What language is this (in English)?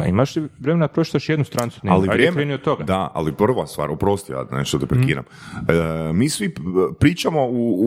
Croatian